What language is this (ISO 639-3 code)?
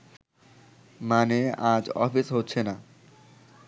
ben